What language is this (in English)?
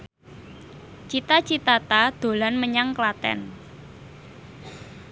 Javanese